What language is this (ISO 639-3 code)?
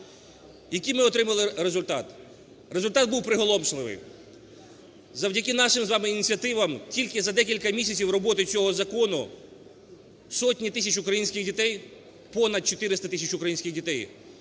ukr